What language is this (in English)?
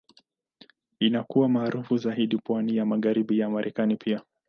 Swahili